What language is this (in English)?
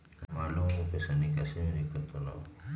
Magahi